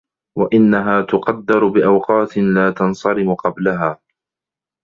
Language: Arabic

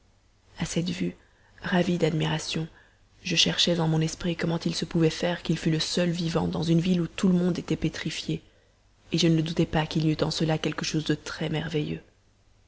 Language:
French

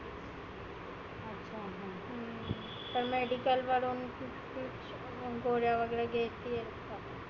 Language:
Marathi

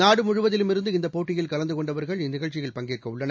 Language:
Tamil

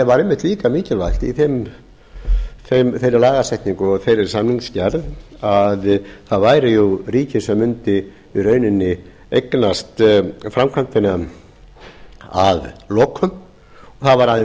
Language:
Icelandic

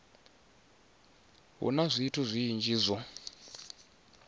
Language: Venda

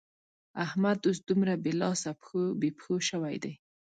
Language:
Pashto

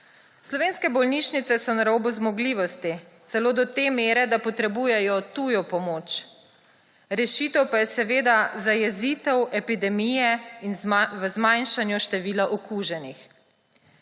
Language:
Slovenian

